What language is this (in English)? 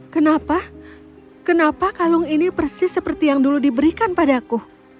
Indonesian